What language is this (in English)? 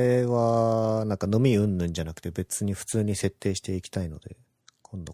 Japanese